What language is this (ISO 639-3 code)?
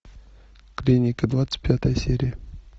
rus